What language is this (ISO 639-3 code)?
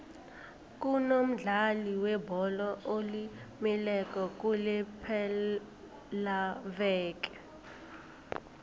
nbl